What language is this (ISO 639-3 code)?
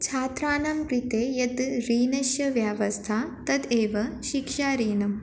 san